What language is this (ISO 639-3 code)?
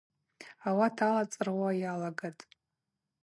abq